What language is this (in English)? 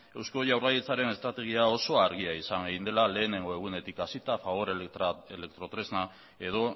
Basque